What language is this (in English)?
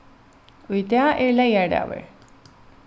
Faroese